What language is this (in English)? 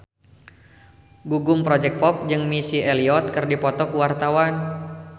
Sundanese